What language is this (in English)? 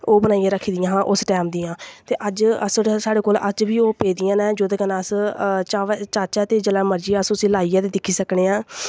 Dogri